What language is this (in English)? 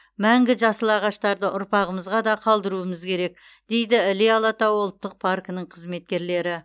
Kazakh